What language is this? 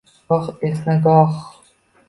Uzbek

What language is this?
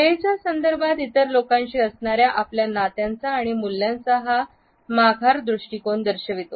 Marathi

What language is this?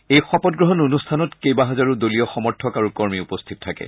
Assamese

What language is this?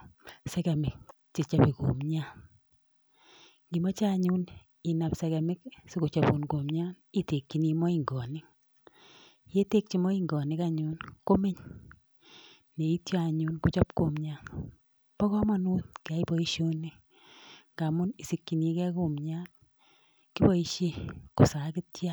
Kalenjin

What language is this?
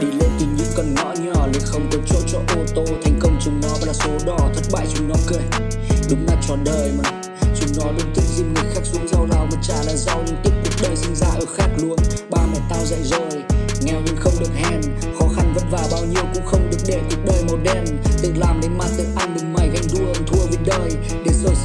Vietnamese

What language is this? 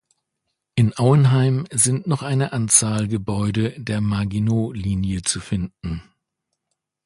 German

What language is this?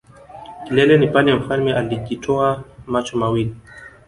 Swahili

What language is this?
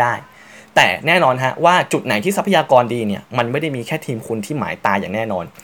Thai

